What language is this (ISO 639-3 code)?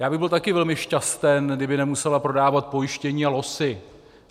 ces